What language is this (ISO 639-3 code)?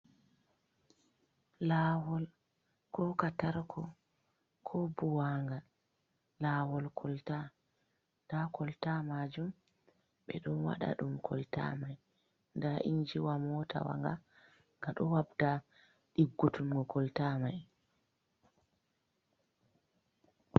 ful